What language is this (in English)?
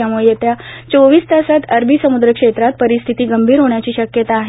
Marathi